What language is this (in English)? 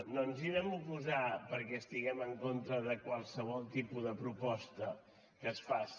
Catalan